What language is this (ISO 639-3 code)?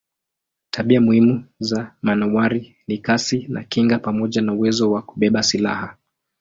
swa